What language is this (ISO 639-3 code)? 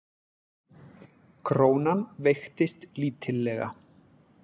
isl